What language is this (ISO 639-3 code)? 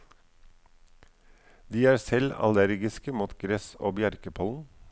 nor